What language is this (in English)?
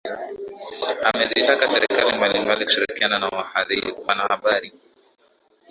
Swahili